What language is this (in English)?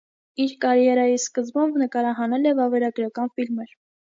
Armenian